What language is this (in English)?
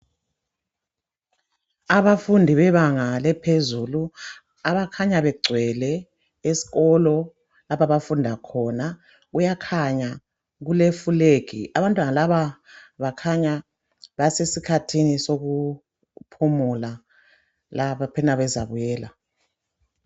North Ndebele